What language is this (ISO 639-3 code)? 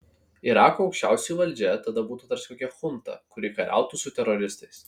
lit